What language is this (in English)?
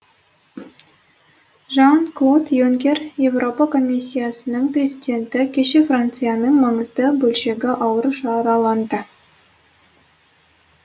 Kazakh